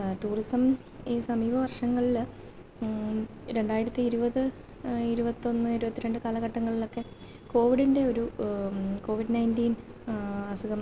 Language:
Malayalam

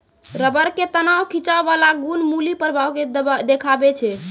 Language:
Maithili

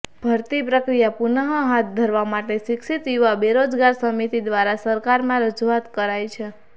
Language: Gujarati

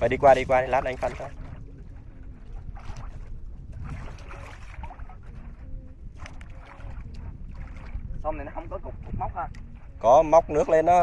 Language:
Vietnamese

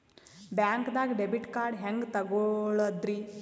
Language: Kannada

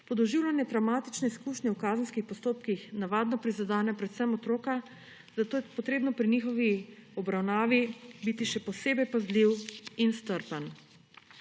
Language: Slovenian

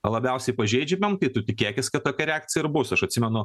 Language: Lithuanian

